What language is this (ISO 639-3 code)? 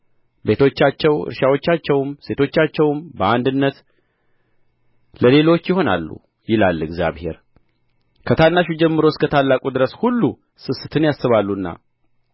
amh